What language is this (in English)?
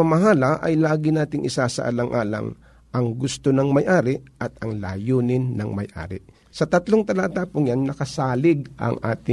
Filipino